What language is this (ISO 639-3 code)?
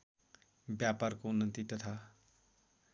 nep